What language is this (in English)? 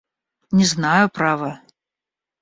Russian